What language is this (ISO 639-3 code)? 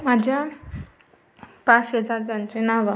mar